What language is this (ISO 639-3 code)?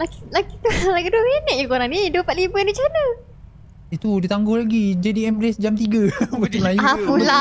msa